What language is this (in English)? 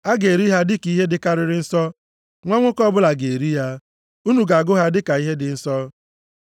Igbo